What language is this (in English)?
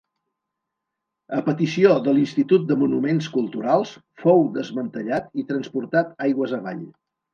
Catalan